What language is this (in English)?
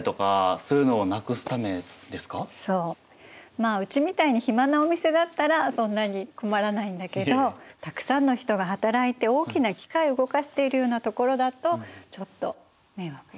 Japanese